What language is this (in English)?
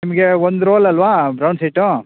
Kannada